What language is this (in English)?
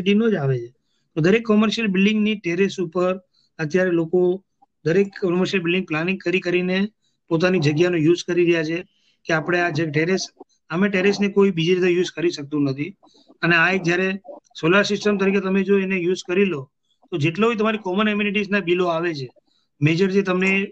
Gujarati